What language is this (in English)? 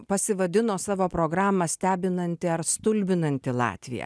Lithuanian